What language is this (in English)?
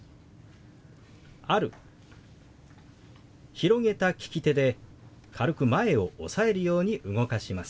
Japanese